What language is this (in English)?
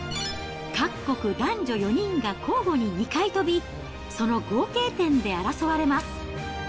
Japanese